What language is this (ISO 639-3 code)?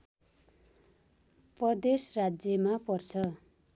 nep